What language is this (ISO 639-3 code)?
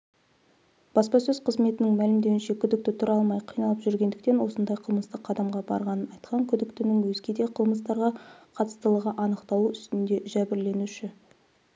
kaz